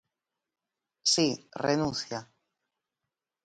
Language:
Galician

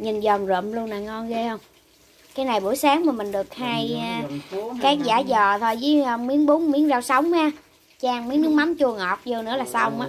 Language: Vietnamese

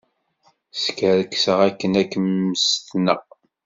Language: Kabyle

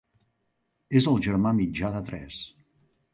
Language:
Catalan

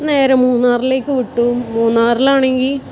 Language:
Malayalam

